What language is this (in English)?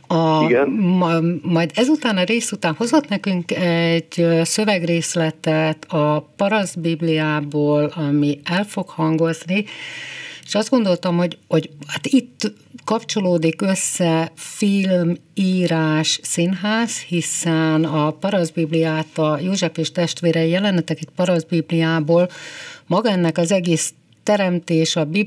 Hungarian